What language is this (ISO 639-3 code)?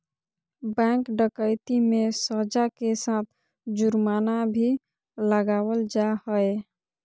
mag